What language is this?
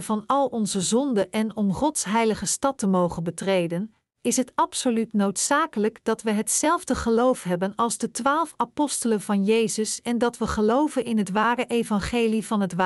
Dutch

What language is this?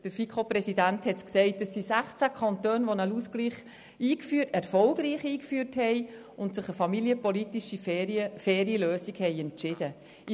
Swiss German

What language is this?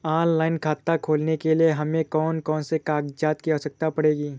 Hindi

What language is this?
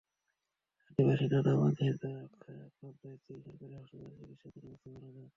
Bangla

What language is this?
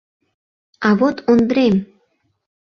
Mari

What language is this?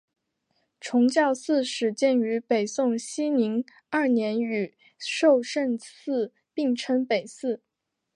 Chinese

